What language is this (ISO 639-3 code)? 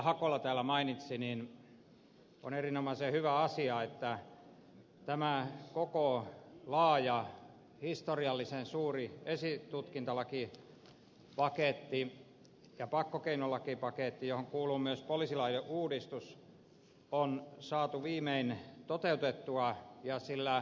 fin